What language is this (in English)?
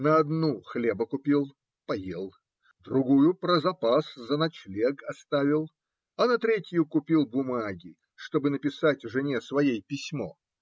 Russian